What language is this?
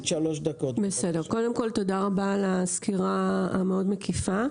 Hebrew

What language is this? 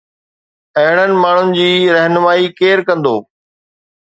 Sindhi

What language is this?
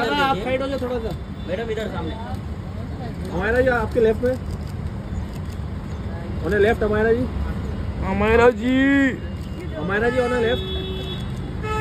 Hindi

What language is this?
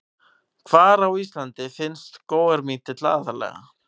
Icelandic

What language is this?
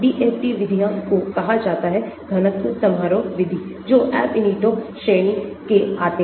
Hindi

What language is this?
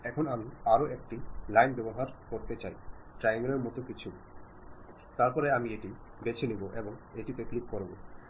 Bangla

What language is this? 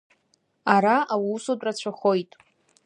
Abkhazian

